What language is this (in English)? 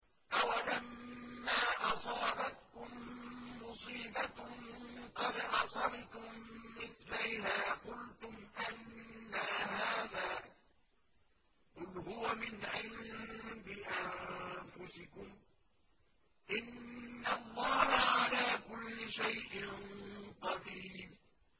Arabic